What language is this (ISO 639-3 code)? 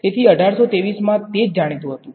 guj